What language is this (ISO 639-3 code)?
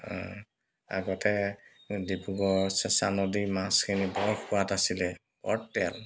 asm